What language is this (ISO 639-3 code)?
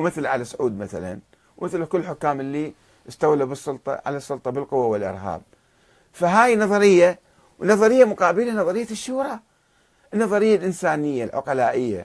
ara